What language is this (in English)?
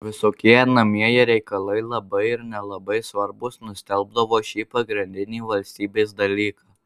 Lithuanian